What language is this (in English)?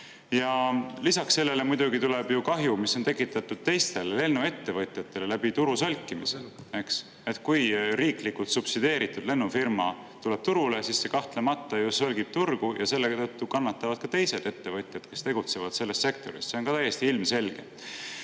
Estonian